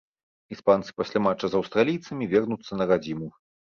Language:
Belarusian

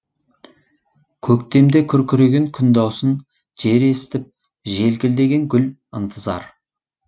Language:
Kazakh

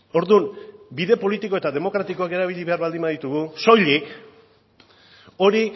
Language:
Basque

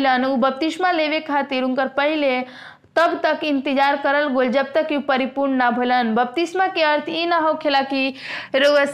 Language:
Hindi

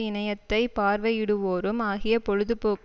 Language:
Tamil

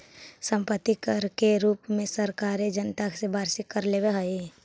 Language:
Magahi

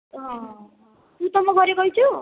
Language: Odia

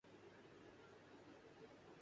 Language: Urdu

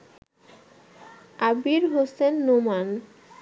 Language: Bangla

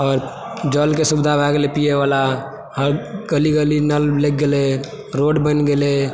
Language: Maithili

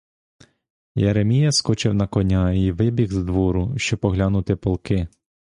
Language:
Ukrainian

